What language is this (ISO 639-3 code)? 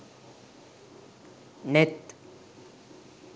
sin